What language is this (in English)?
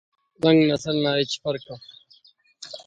Brahui